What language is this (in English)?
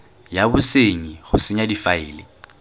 Tswana